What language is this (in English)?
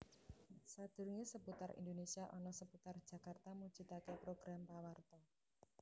Javanese